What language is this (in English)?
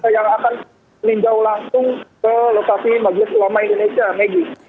Indonesian